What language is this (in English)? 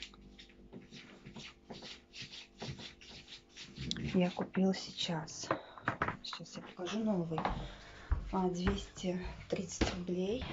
Russian